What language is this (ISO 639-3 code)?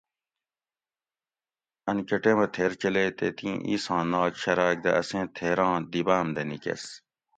gwc